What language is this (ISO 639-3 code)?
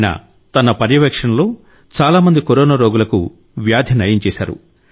tel